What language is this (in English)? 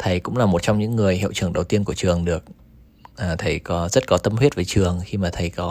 Vietnamese